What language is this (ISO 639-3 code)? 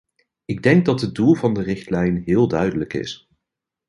nld